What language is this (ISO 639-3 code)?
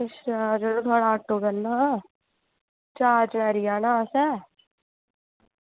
doi